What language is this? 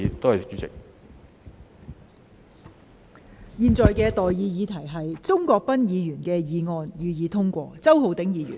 Cantonese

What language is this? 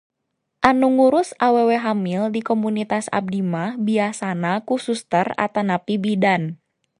Sundanese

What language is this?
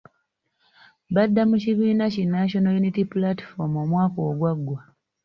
Ganda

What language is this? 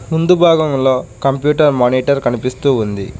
Telugu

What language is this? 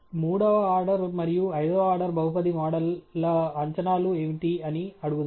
Telugu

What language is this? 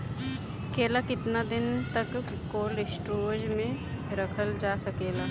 Bhojpuri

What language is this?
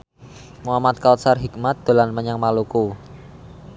Javanese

